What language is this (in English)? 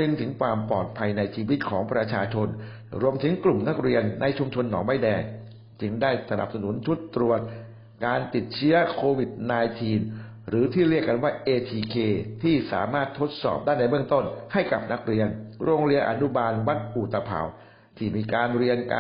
Thai